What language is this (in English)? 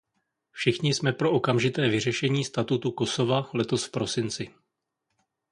Czech